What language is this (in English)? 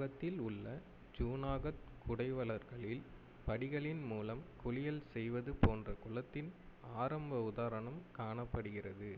Tamil